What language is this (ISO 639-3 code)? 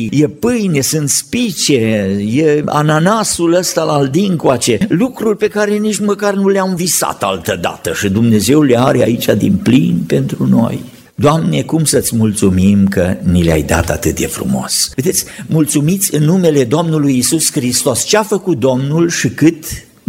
ron